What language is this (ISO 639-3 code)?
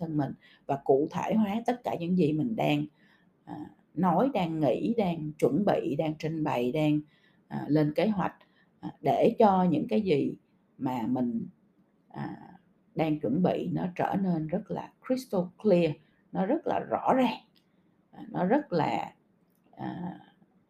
vie